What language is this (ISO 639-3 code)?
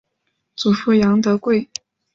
zho